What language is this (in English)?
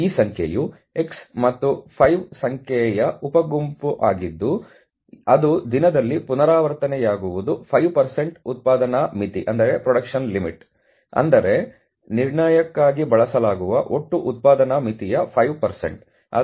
Kannada